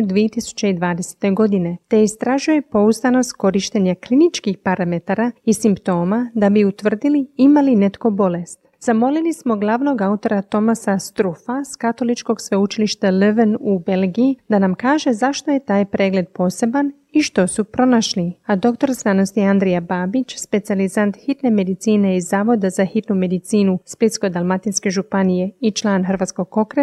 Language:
Croatian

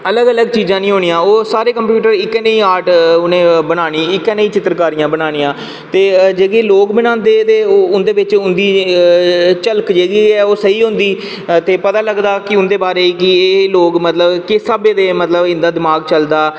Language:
Dogri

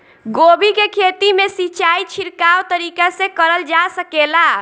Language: Bhojpuri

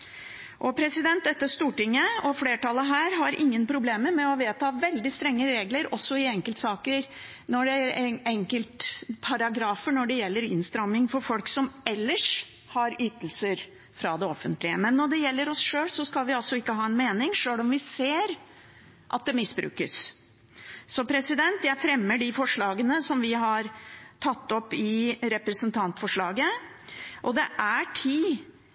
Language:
Norwegian Bokmål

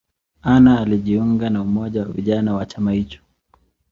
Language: Swahili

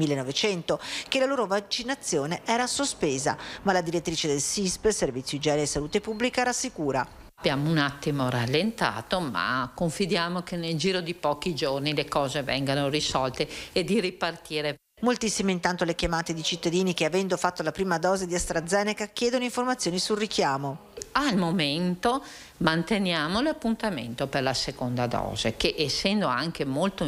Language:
Italian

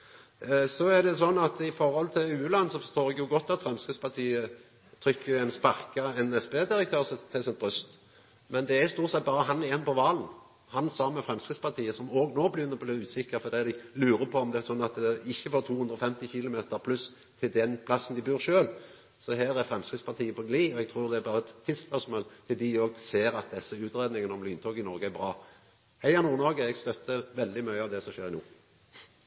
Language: Norwegian Nynorsk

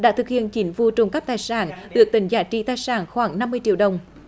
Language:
Vietnamese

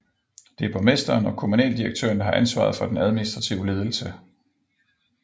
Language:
Danish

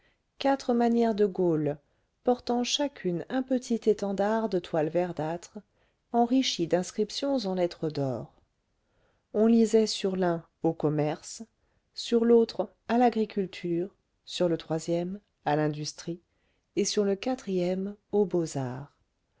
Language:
French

